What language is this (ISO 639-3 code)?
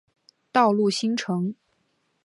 zho